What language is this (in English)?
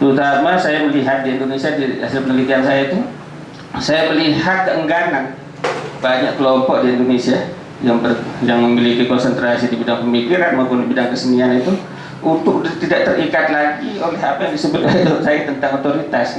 Indonesian